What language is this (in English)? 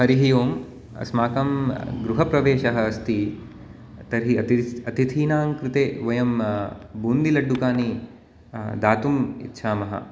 Sanskrit